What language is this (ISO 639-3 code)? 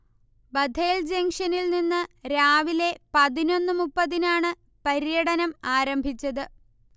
mal